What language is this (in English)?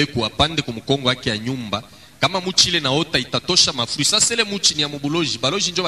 French